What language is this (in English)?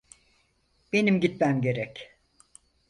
Turkish